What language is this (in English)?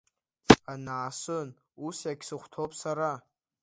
Abkhazian